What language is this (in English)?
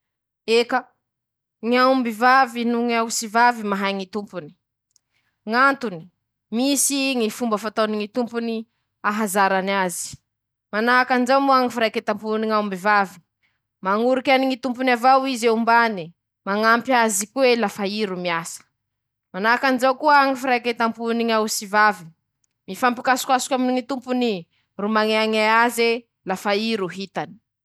Masikoro Malagasy